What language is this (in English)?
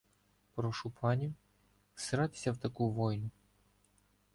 Ukrainian